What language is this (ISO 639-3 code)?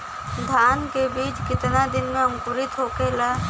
bho